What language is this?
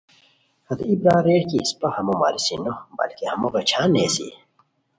Khowar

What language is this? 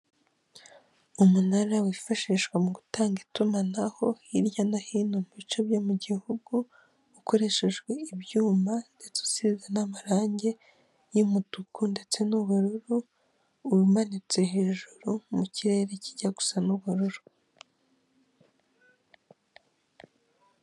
Kinyarwanda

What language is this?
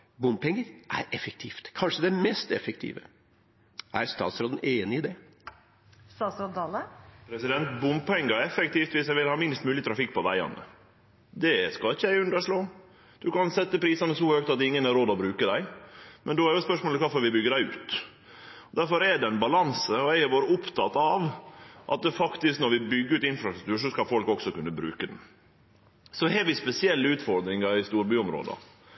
Norwegian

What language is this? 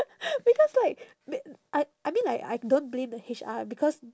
English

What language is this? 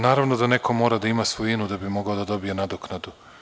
Serbian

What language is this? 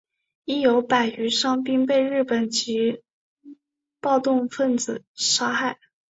Chinese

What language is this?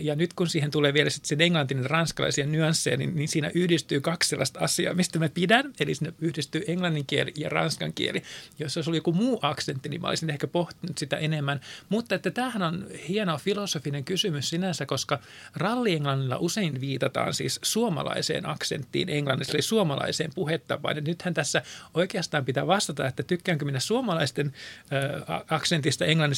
Finnish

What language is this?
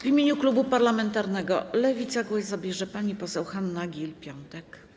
Polish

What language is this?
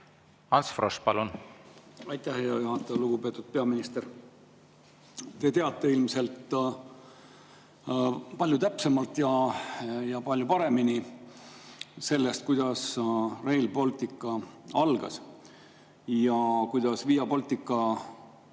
Estonian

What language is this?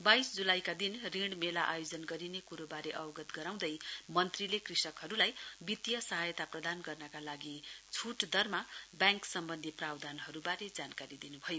Nepali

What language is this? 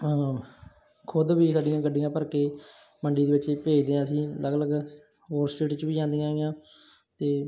Punjabi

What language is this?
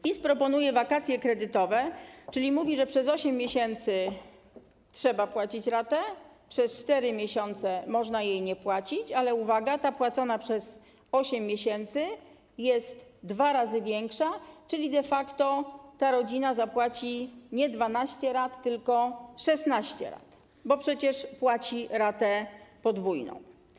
Polish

